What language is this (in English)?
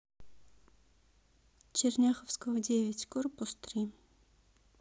Russian